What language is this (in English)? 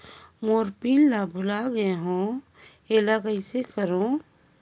Chhattisgarhi